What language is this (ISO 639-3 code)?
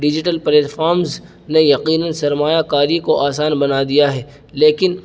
urd